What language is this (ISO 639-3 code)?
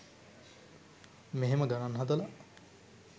sin